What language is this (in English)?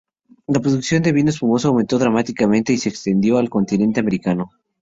Spanish